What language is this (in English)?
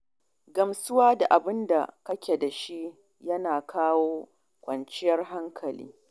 Hausa